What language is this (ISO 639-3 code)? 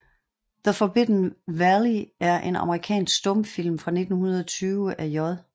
dan